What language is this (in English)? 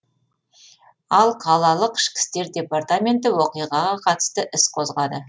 Kazakh